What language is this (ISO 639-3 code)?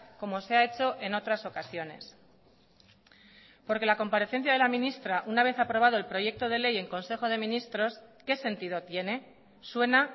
spa